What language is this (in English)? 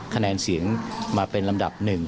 Thai